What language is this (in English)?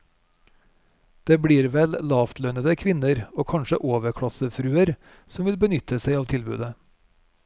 Norwegian